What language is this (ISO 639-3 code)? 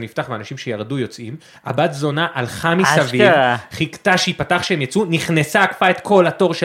heb